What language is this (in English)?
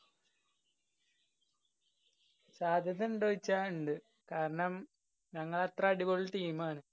Malayalam